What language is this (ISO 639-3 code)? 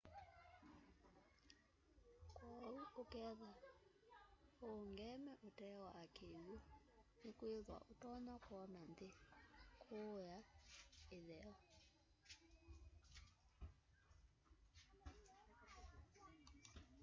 kam